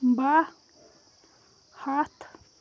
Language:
Kashmiri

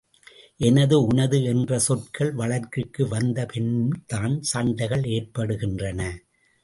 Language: Tamil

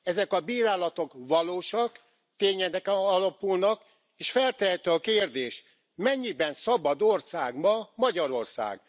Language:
Hungarian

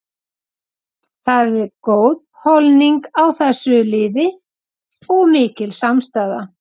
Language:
Icelandic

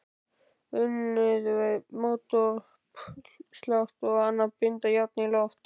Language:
Icelandic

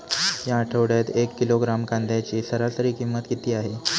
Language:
Marathi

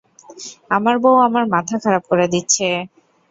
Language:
Bangla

